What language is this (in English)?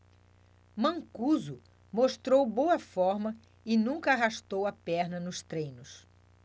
Portuguese